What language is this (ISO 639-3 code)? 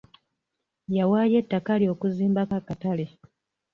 lug